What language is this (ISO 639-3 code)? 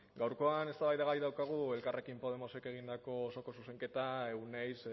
eus